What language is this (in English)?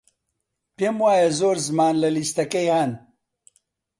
Central Kurdish